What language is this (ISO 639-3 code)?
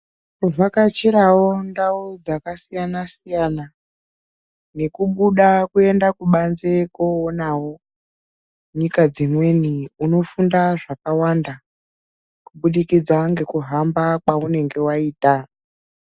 ndc